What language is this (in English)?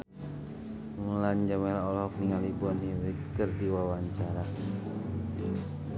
Sundanese